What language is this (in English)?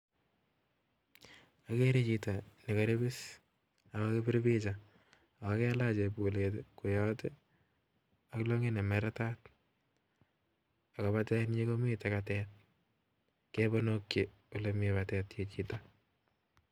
Kalenjin